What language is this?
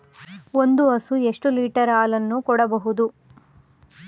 Kannada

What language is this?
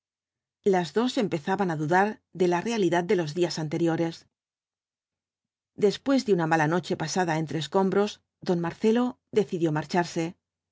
Spanish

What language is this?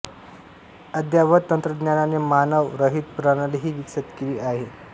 Marathi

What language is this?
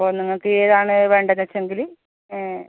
Malayalam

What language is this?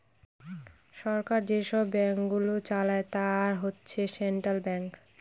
Bangla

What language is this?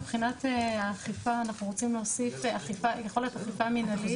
Hebrew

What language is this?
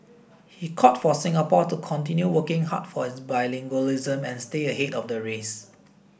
English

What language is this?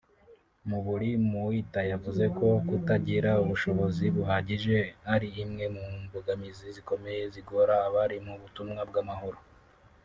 Kinyarwanda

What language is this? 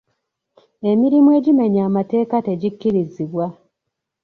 Ganda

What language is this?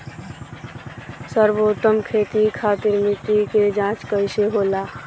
Bhojpuri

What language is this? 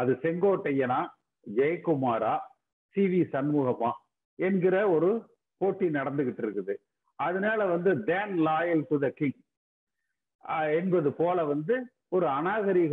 Hindi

